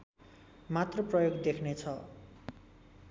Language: Nepali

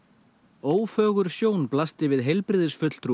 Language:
Icelandic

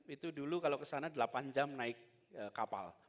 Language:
Indonesian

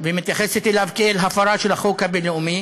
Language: Hebrew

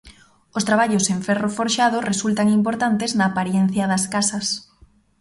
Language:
Galician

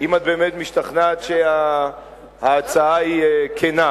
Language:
Hebrew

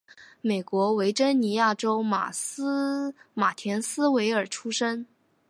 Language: Chinese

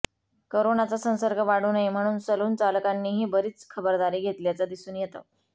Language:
Marathi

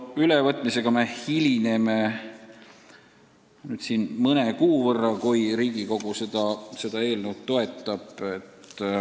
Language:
Estonian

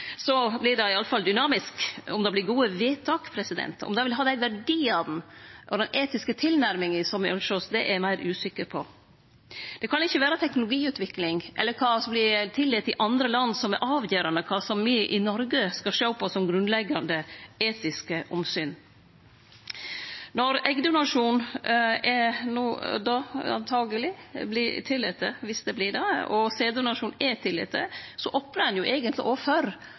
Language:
Norwegian Nynorsk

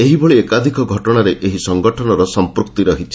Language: Odia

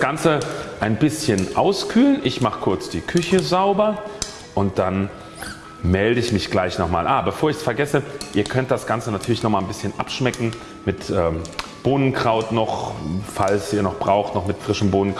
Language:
German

